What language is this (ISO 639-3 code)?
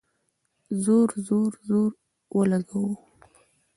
pus